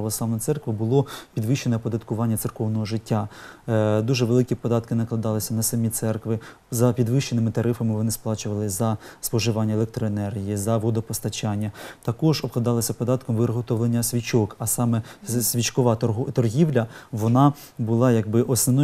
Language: Ukrainian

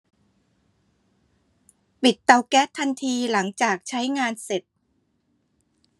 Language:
Thai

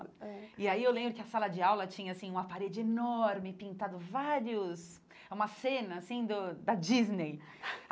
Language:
Portuguese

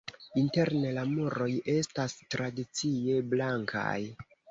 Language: Esperanto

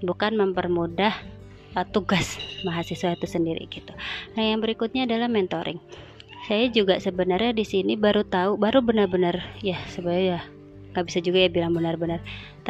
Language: Indonesian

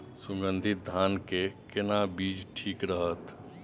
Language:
Maithili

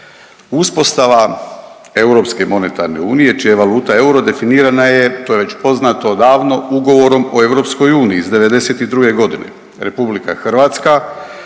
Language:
Croatian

